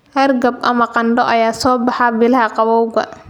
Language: Somali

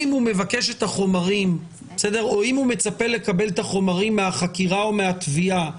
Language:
Hebrew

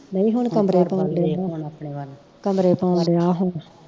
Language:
Punjabi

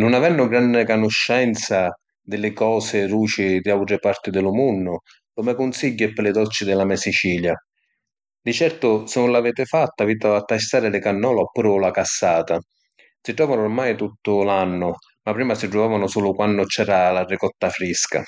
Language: Sicilian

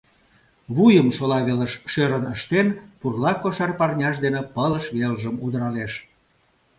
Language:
Mari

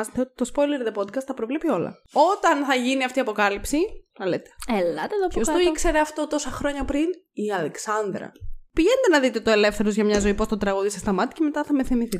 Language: Greek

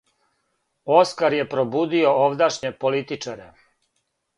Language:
Serbian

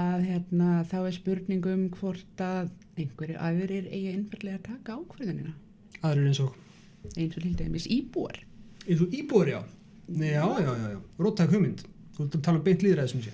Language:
Icelandic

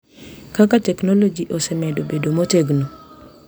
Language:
Luo (Kenya and Tanzania)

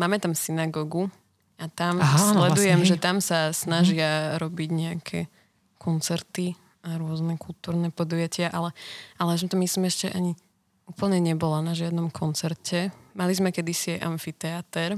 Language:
Slovak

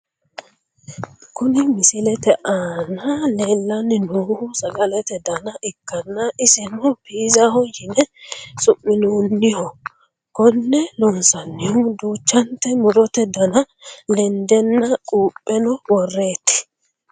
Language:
Sidamo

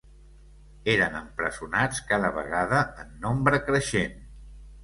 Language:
Catalan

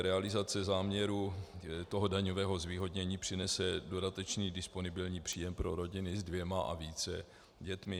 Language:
Czech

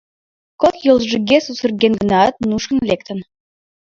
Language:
Mari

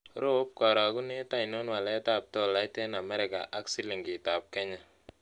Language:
Kalenjin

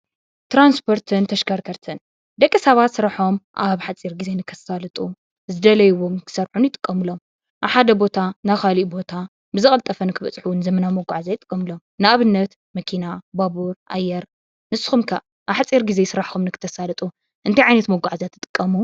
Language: Tigrinya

